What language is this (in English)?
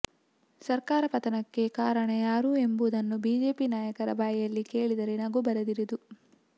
Kannada